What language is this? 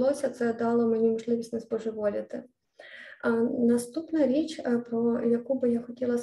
Ukrainian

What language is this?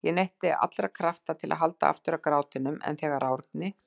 Icelandic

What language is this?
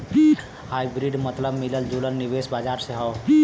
Bhojpuri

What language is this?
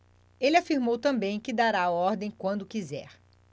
Portuguese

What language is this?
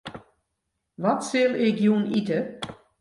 Western Frisian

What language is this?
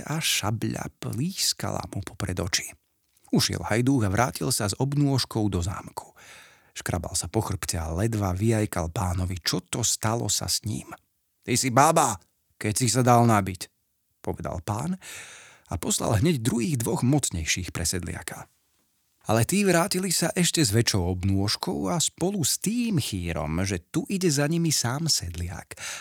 Slovak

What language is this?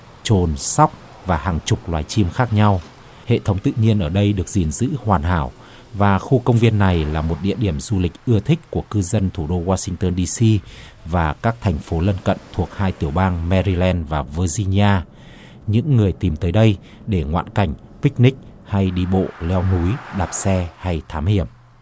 Vietnamese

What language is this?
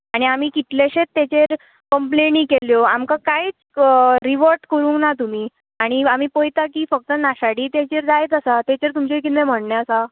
Konkani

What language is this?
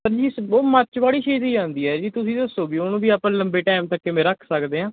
Punjabi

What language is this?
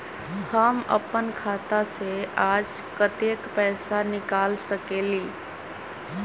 Magahi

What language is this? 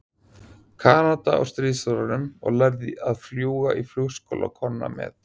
Icelandic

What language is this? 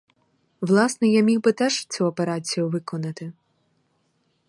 Ukrainian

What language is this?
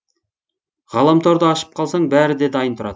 Kazakh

